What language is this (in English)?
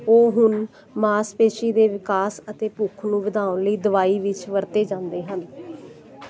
Punjabi